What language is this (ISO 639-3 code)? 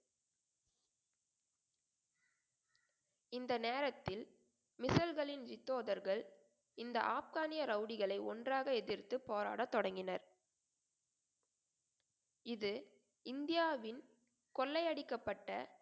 tam